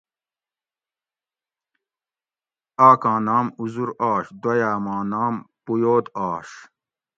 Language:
Gawri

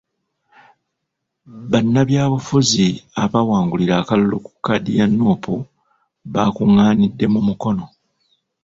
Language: Ganda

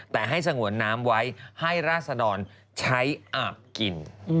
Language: Thai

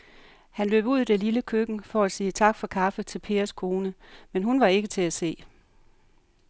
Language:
Danish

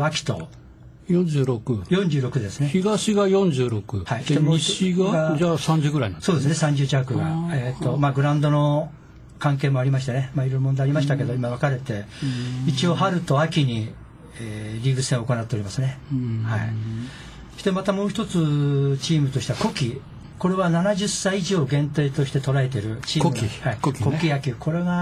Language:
Japanese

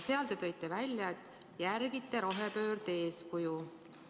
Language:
Estonian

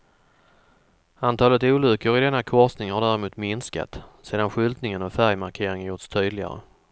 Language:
Swedish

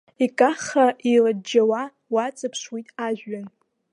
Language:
Abkhazian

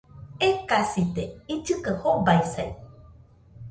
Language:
Nüpode Huitoto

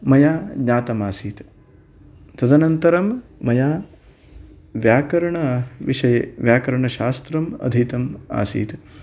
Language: Sanskrit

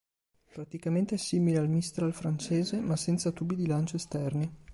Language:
Italian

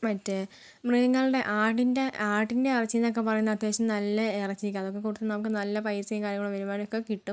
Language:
Malayalam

